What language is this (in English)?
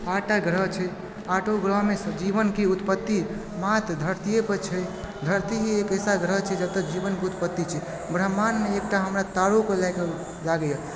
Maithili